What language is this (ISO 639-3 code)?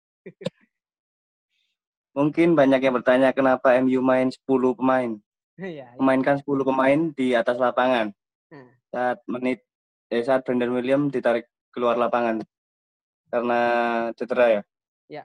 ind